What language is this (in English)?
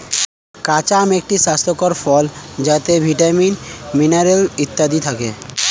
Bangla